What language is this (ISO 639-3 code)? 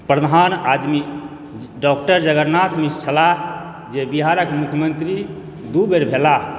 mai